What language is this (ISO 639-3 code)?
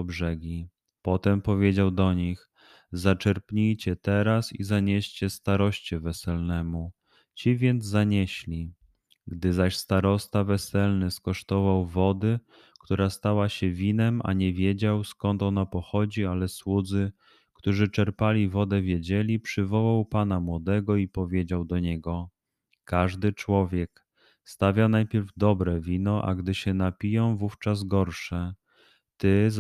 pol